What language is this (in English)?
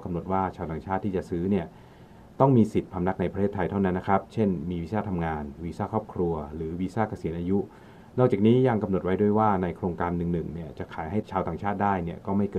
Thai